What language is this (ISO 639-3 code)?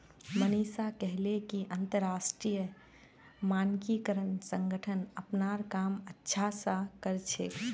mag